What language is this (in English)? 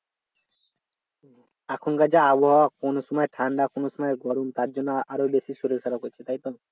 Bangla